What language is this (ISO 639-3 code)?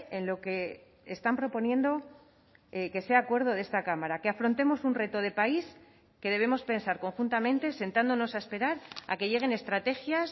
spa